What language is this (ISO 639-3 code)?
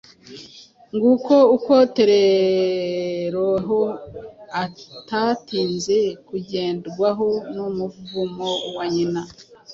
kin